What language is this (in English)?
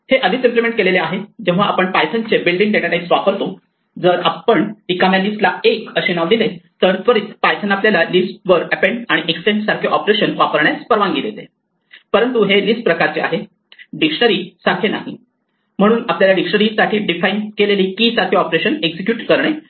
Marathi